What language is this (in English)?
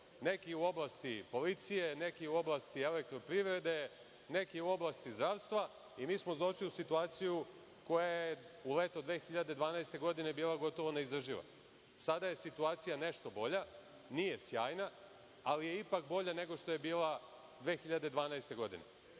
Serbian